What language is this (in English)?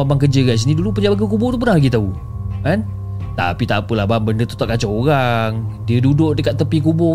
Malay